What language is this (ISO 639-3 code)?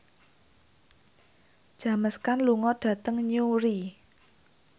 jav